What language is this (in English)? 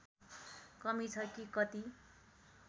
Nepali